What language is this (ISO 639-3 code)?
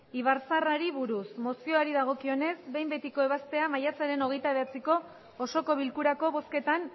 eus